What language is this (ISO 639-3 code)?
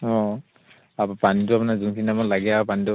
asm